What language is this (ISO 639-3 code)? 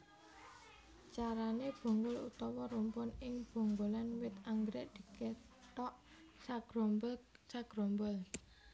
jav